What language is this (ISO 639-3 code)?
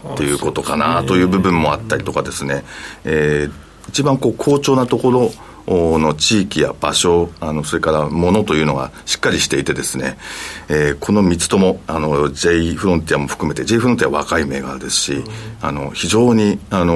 jpn